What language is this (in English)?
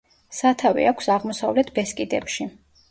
Georgian